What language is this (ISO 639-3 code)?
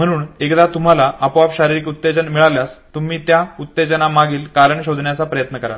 mar